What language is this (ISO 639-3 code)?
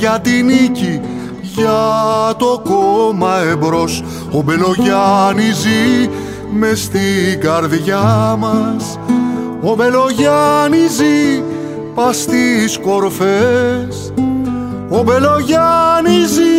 ell